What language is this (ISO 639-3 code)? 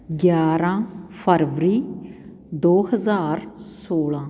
pan